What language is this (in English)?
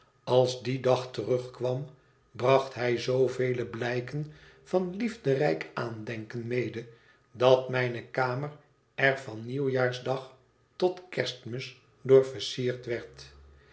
Dutch